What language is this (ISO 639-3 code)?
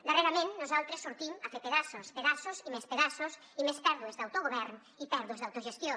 cat